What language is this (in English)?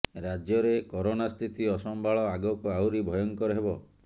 Odia